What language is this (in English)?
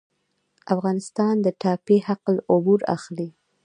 Pashto